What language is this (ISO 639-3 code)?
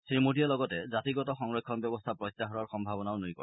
asm